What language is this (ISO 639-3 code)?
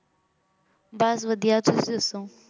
pan